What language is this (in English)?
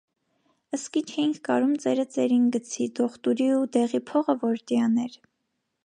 Armenian